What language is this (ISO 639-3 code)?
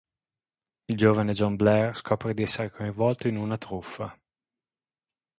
ita